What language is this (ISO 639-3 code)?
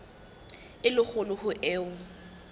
sot